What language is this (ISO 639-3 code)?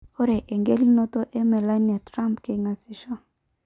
mas